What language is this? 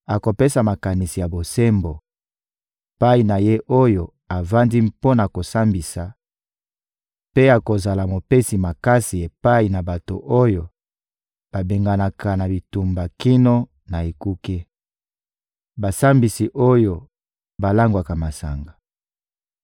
Lingala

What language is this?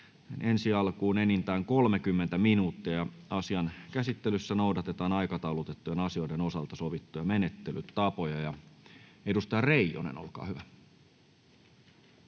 Finnish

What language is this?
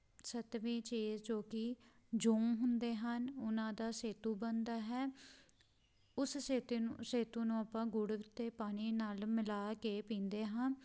Punjabi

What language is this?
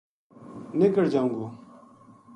Gujari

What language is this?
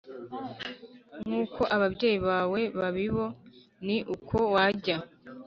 Kinyarwanda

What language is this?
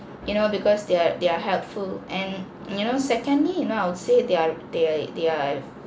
English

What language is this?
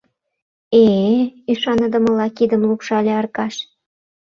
Mari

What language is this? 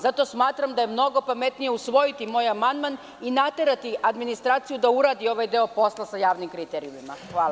Serbian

